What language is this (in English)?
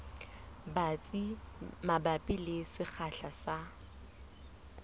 Southern Sotho